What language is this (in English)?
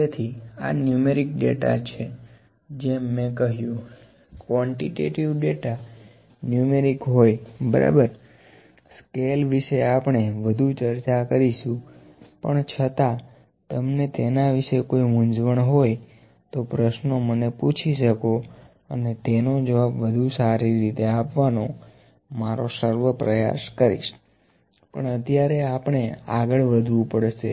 Gujarati